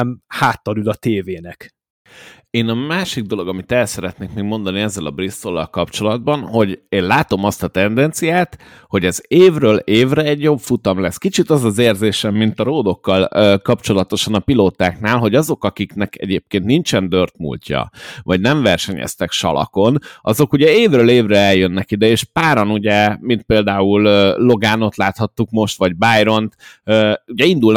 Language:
Hungarian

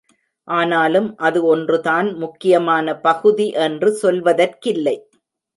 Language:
Tamil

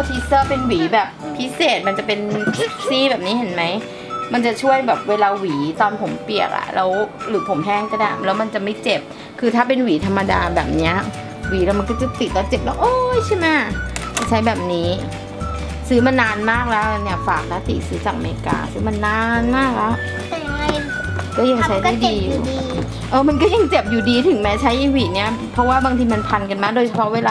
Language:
Thai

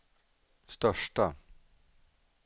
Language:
Swedish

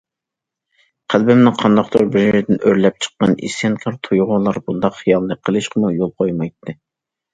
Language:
Uyghur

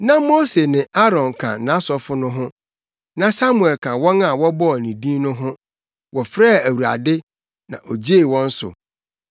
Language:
Akan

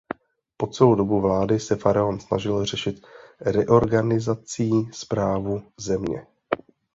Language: Czech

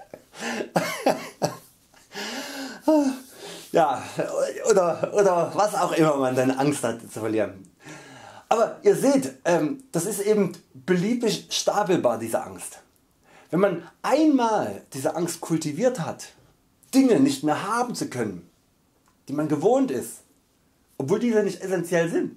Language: German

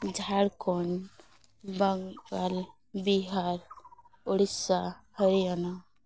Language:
Santali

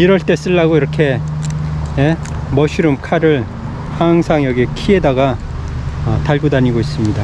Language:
Korean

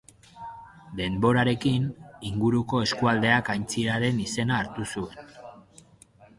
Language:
Basque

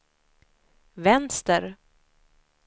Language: Swedish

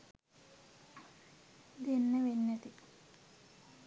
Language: Sinhala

